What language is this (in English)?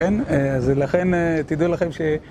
Hebrew